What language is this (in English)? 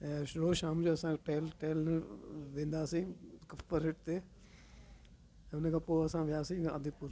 Sindhi